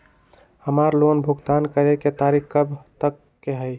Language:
Magahi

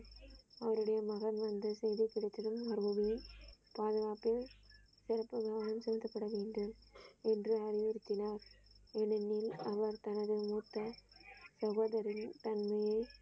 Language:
Tamil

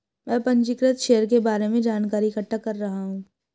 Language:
Hindi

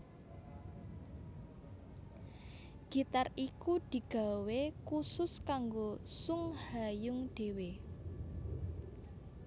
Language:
Javanese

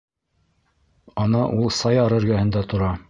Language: Bashkir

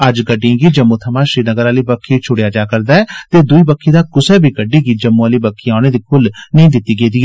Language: Dogri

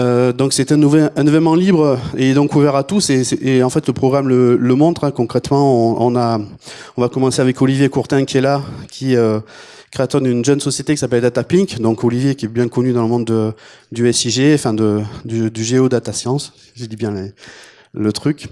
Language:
French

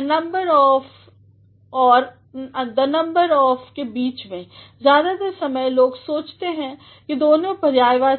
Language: Hindi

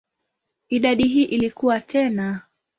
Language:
Swahili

